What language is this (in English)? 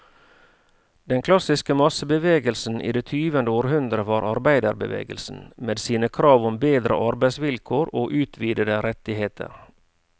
Norwegian